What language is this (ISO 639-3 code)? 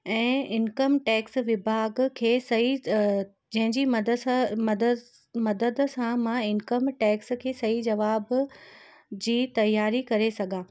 snd